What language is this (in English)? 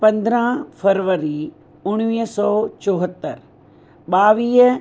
Sindhi